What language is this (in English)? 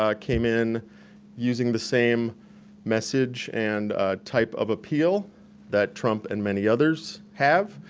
English